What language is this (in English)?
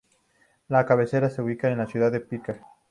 Spanish